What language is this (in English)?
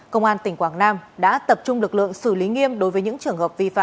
Vietnamese